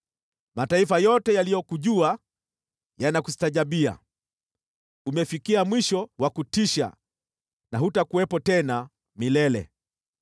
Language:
Swahili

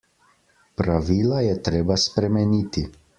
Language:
Slovenian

